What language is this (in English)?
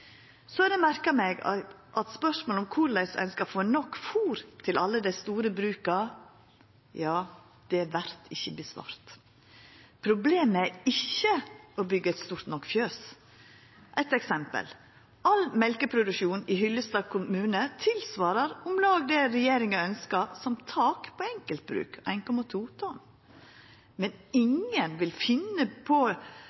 Norwegian Nynorsk